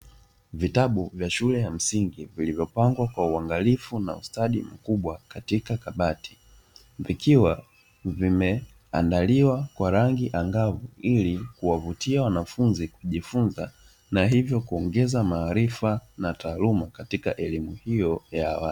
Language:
Swahili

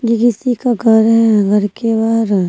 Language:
Hindi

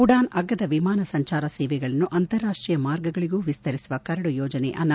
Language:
Kannada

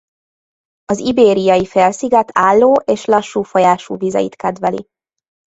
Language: Hungarian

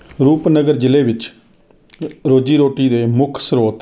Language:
Punjabi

